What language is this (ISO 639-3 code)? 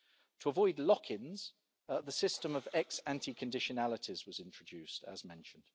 eng